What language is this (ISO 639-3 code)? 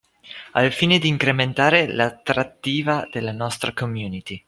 ita